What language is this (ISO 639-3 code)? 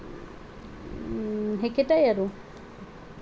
asm